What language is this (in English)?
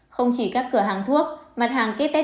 Vietnamese